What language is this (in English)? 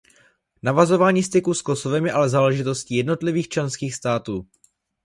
Czech